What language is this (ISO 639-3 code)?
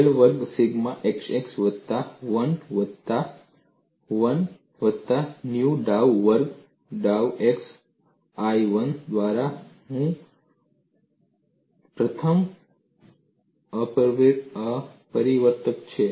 guj